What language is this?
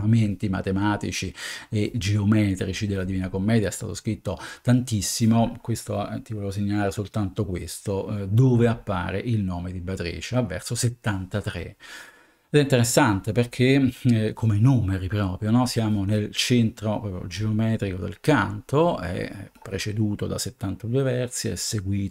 Italian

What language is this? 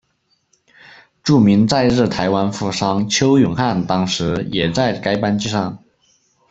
Chinese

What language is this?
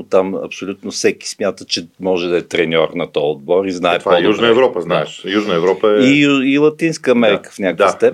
Bulgarian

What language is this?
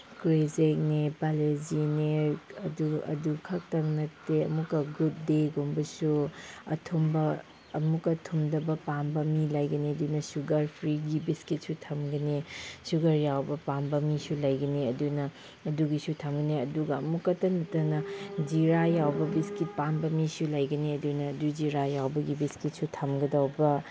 Manipuri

